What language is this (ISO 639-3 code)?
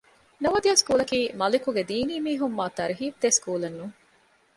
div